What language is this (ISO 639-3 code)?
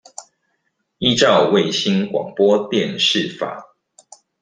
zho